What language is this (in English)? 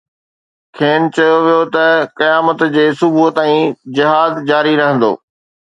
Sindhi